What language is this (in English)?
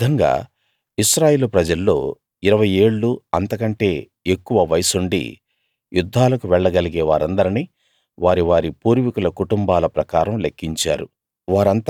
Telugu